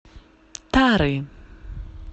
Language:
Russian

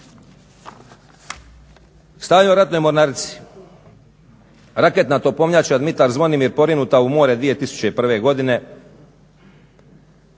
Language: Croatian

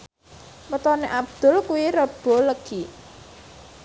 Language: Javanese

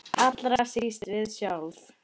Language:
Icelandic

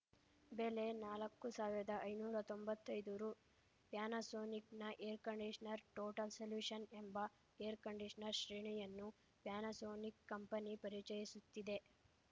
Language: Kannada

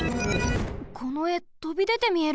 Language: Japanese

